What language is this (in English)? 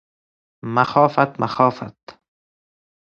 Persian